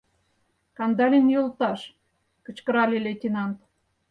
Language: Mari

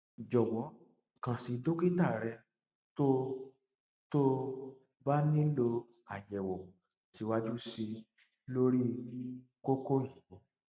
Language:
Yoruba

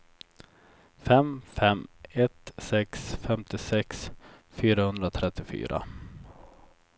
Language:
Swedish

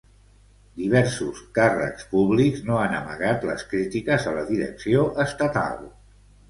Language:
Catalan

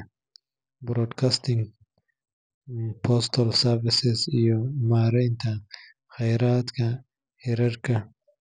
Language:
Somali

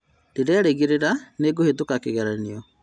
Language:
Kikuyu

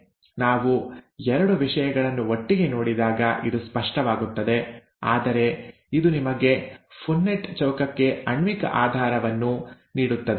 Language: Kannada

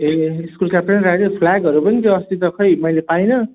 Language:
Nepali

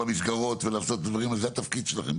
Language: Hebrew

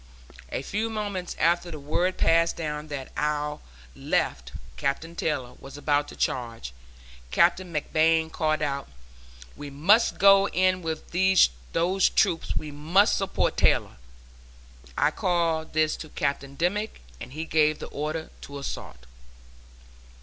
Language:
English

